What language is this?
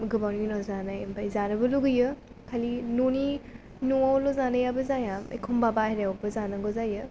Bodo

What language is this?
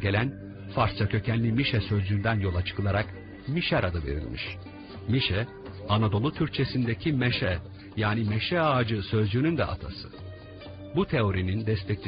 Turkish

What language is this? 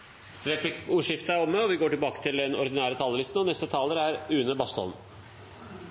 Norwegian Bokmål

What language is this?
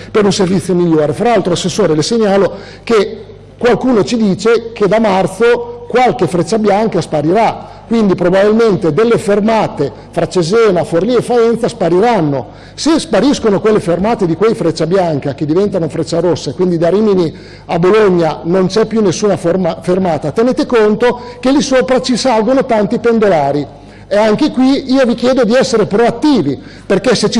Italian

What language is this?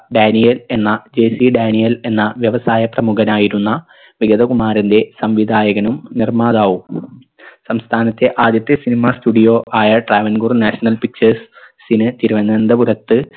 Malayalam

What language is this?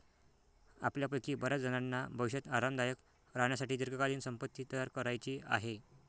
Marathi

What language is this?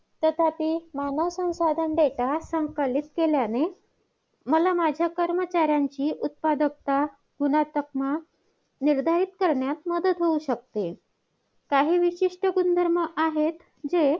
Marathi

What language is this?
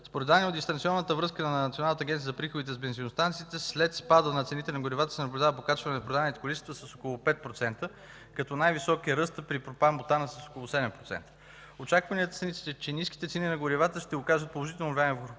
Bulgarian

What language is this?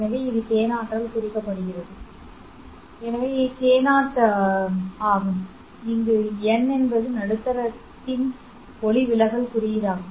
Tamil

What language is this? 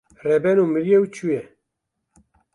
Kurdish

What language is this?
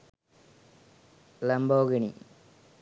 Sinhala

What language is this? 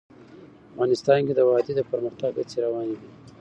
Pashto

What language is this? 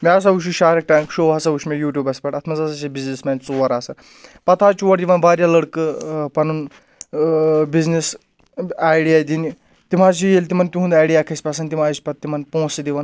Kashmiri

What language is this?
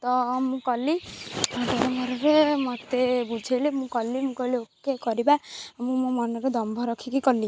Odia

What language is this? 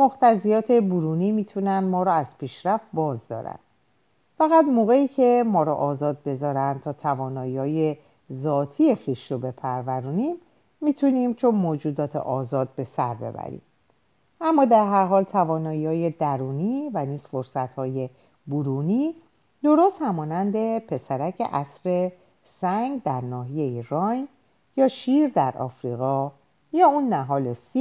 Persian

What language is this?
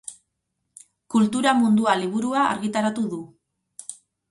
Basque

